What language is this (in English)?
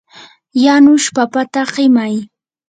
Yanahuanca Pasco Quechua